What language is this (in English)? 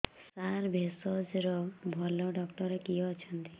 Odia